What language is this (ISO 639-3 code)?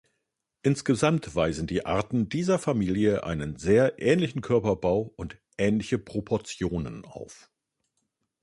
deu